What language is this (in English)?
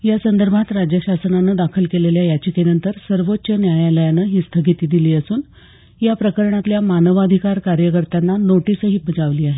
Marathi